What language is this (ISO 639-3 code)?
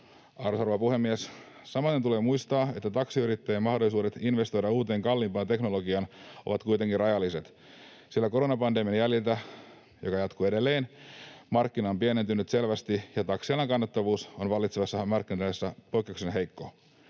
fin